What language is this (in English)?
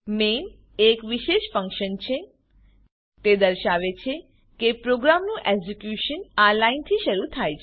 Gujarati